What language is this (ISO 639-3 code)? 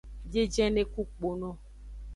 ajg